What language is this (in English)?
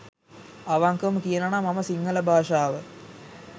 Sinhala